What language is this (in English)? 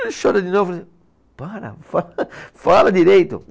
Portuguese